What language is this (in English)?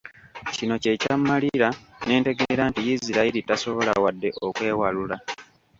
Ganda